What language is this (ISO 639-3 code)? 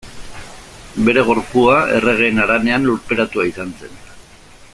eus